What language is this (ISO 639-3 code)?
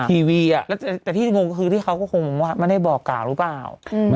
tha